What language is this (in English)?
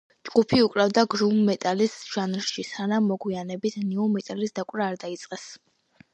Georgian